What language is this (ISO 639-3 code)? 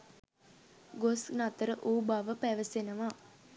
sin